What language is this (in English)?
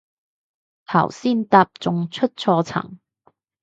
Cantonese